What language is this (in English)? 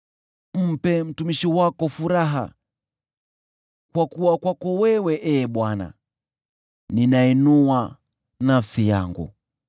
Swahili